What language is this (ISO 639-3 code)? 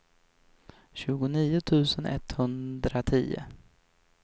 swe